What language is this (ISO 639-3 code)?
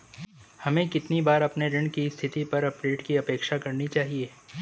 hin